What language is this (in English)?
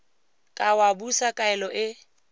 Tswana